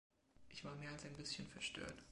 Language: German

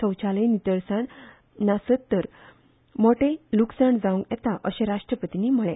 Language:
Konkani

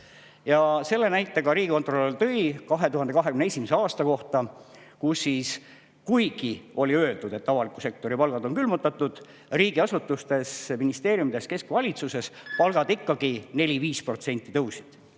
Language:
Estonian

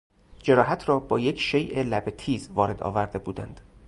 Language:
Persian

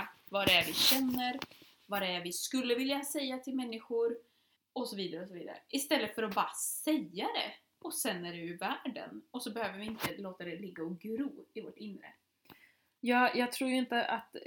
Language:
Swedish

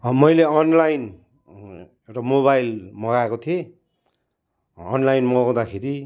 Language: Nepali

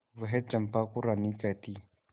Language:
Hindi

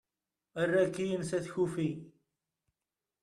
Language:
Kabyle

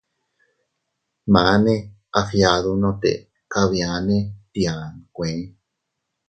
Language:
Teutila Cuicatec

